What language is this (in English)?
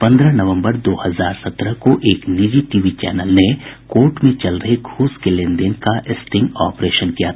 Hindi